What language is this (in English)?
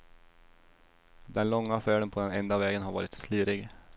Swedish